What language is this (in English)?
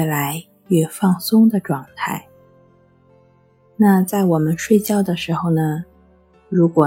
Chinese